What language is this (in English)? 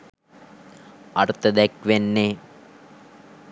Sinhala